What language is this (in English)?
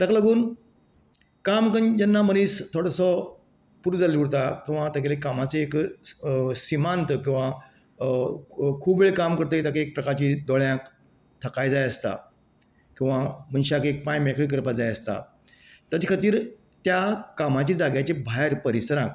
Konkani